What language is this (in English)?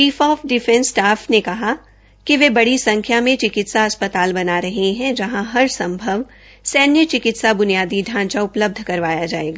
Hindi